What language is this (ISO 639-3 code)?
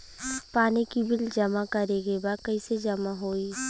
bho